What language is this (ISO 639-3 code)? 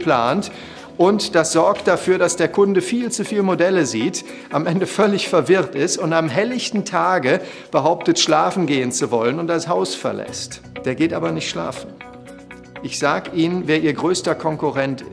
deu